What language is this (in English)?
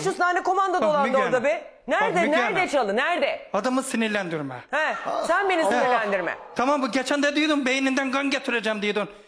Turkish